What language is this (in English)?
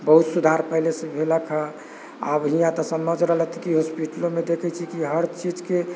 Maithili